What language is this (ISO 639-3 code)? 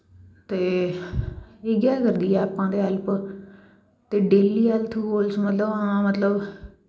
doi